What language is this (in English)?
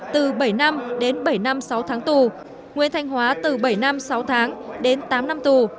Vietnamese